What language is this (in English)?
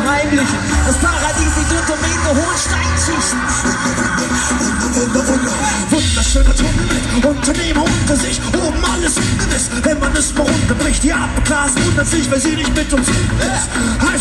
Dutch